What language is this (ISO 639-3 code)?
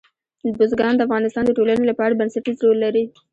pus